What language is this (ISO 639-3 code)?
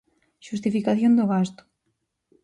glg